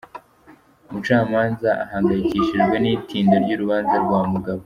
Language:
Kinyarwanda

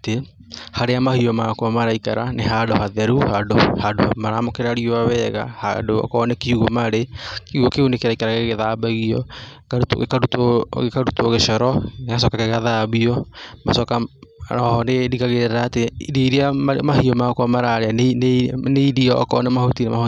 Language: Kikuyu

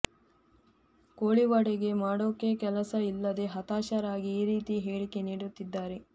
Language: Kannada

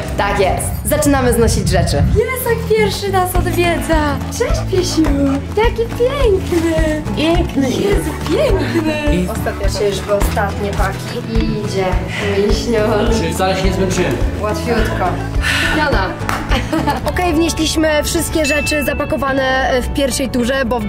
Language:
Polish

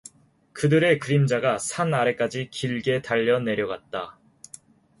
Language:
Korean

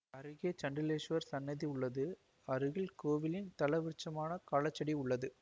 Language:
Tamil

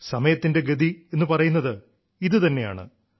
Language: Malayalam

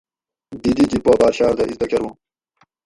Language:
Gawri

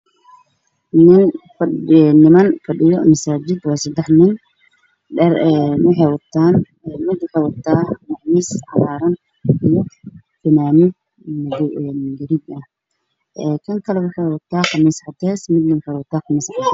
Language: Somali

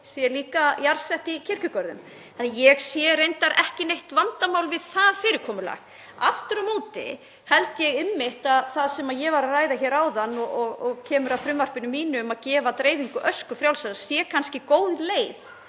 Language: Icelandic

